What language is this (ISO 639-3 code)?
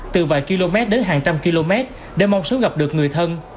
vie